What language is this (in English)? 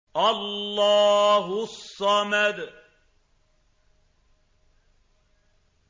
Arabic